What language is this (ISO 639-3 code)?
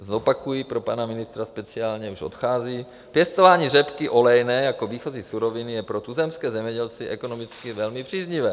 ces